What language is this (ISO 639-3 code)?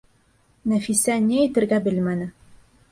bak